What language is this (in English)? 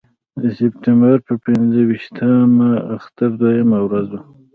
Pashto